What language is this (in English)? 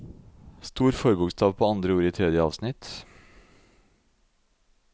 Norwegian